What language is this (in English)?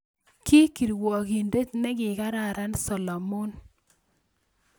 Kalenjin